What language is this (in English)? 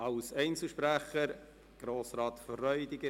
Swiss German